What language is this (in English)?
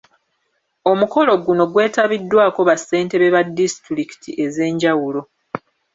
Ganda